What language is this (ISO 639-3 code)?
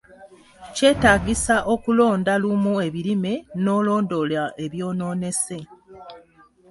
lug